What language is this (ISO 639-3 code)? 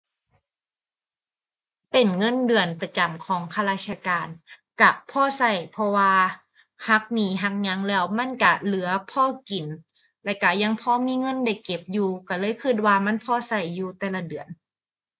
tha